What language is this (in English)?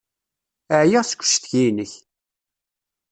Kabyle